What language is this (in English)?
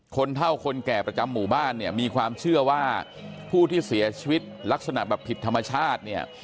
Thai